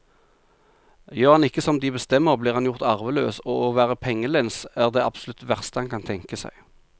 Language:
Norwegian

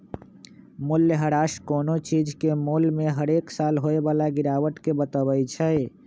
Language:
Magahi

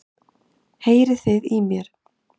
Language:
Icelandic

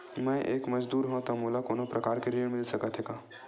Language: Chhattisgarhi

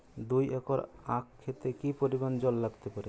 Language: Bangla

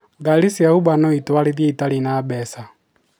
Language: Kikuyu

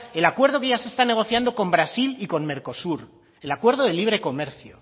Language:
Spanish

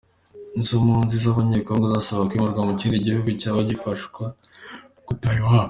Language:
Kinyarwanda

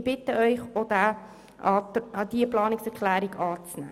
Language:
Swiss German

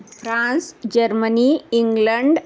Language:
Sanskrit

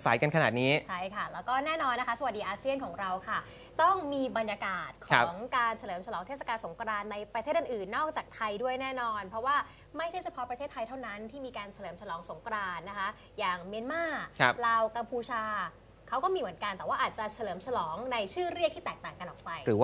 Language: Thai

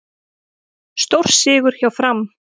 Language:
Icelandic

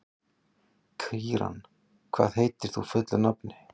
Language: Icelandic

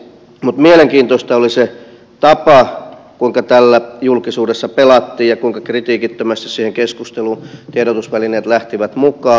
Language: Finnish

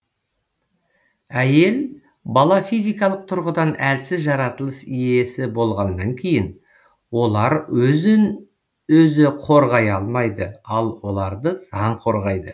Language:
Kazakh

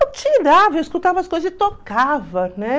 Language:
Portuguese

